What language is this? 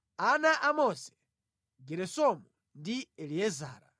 Nyanja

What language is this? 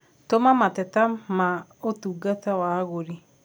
Kikuyu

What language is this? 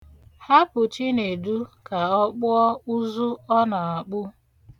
Igbo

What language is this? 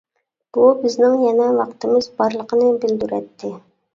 Uyghur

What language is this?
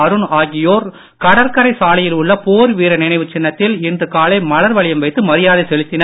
Tamil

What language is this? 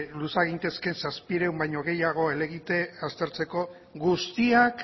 Basque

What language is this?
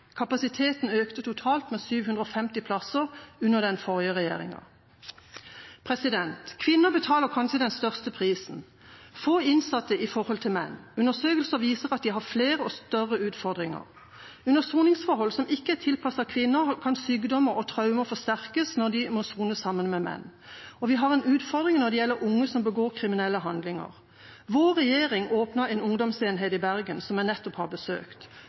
Norwegian Bokmål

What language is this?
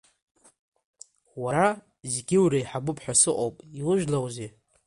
Abkhazian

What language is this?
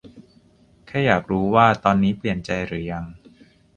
Thai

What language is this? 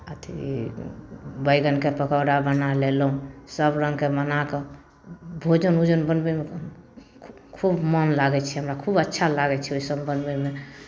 Maithili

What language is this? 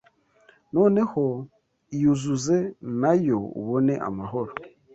Kinyarwanda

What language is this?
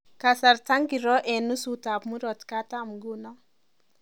Kalenjin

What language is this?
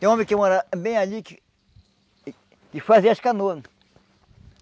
Portuguese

